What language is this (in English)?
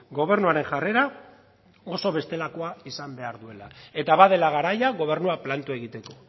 Basque